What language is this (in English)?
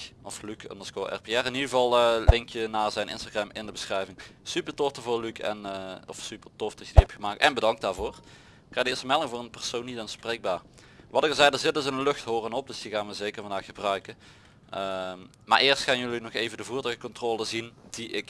Dutch